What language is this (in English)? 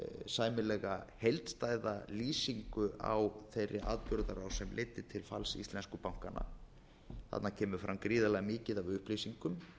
Icelandic